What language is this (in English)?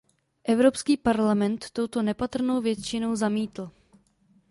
Czech